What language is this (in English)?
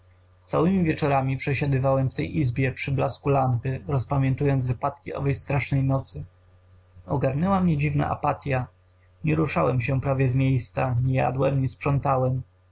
Polish